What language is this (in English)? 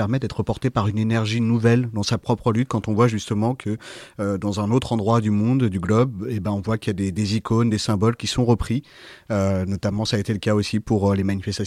French